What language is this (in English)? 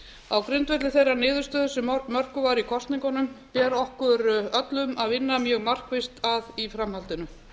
Icelandic